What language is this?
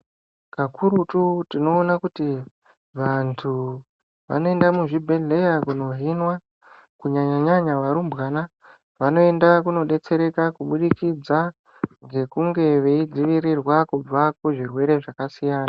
Ndau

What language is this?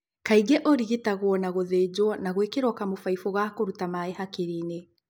Kikuyu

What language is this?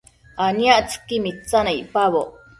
Matsés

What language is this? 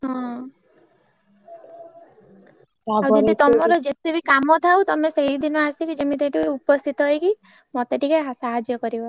Odia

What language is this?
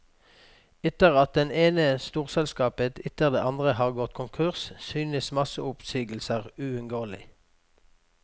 Norwegian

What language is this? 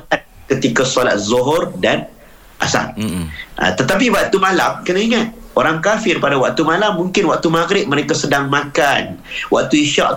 Malay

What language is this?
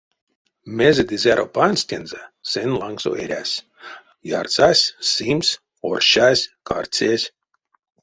Erzya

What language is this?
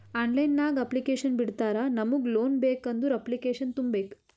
Kannada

